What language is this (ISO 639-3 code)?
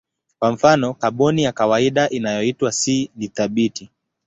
swa